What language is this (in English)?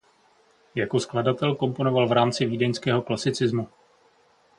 Czech